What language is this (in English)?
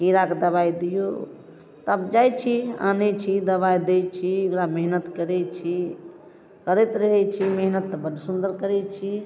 Maithili